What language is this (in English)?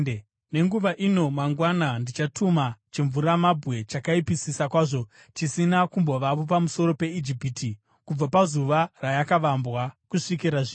Shona